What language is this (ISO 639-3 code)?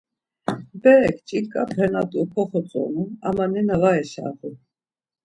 lzz